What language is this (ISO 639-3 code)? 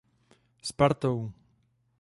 ces